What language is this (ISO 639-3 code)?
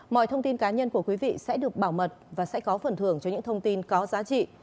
vie